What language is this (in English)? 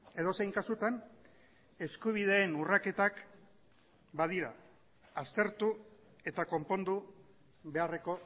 Basque